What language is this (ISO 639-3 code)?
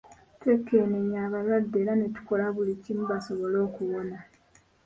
lug